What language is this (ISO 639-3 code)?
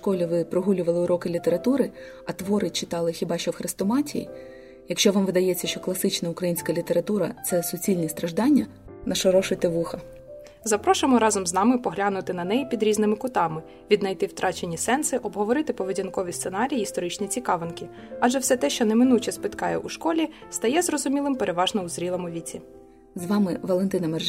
ukr